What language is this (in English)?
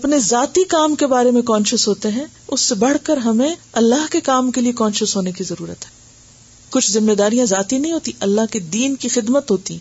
Urdu